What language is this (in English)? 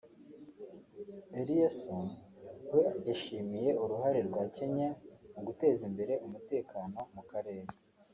Kinyarwanda